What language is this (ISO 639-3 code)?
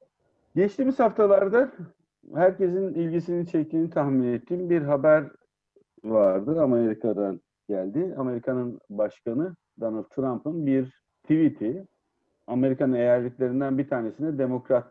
tur